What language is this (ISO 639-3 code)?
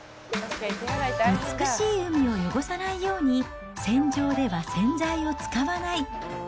jpn